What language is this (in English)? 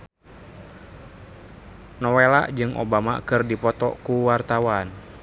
Sundanese